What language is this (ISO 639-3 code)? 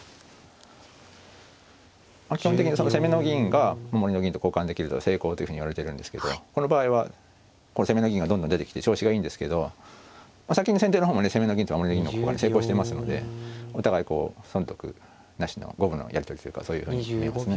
jpn